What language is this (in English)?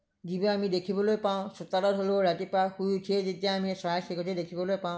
Assamese